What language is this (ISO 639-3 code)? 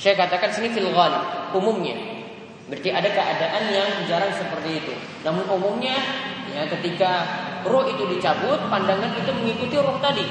ind